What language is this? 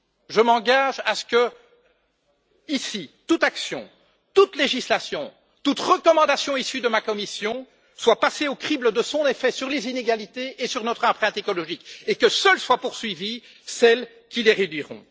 French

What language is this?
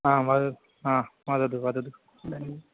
Sanskrit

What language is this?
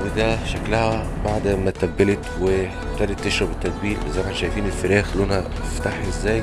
Arabic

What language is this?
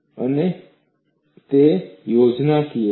Gujarati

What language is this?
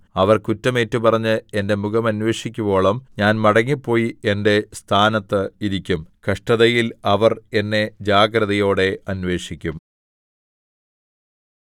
Malayalam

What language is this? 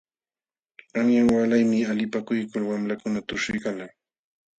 Jauja Wanca Quechua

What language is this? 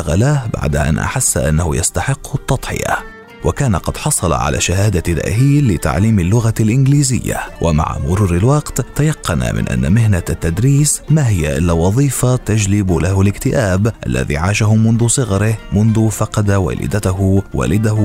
Arabic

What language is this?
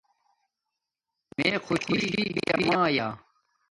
Domaaki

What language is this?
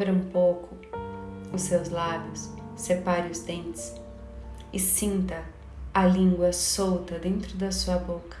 Portuguese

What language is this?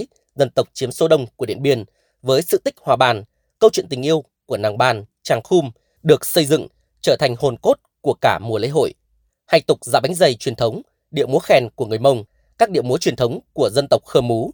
Vietnamese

